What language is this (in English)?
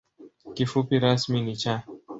Swahili